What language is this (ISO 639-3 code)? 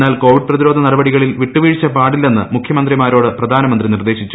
mal